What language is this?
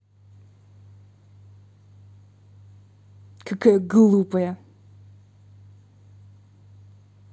Russian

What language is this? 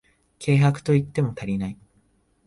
Japanese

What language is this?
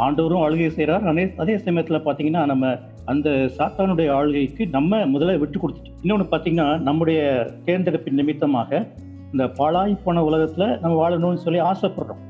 Tamil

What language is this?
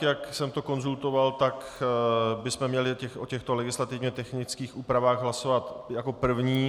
Czech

